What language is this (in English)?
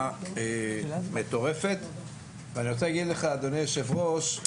Hebrew